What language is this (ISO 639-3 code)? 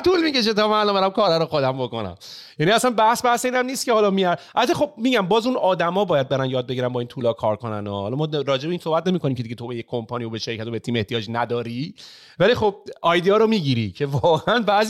fas